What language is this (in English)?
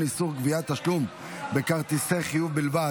Hebrew